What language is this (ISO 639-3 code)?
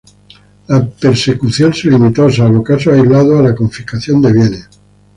spa